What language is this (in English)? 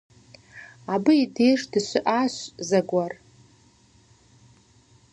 Kabardian